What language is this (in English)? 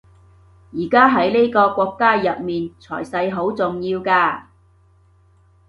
Cantonese